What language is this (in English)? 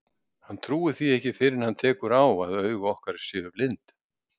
Icelandic